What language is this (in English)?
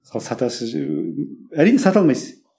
Kazakh